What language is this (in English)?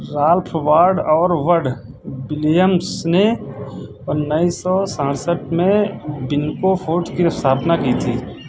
Hindi